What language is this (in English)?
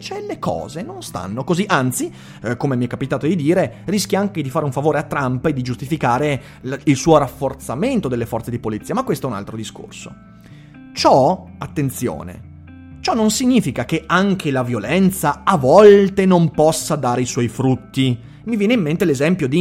Italian